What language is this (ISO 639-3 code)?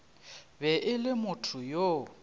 nso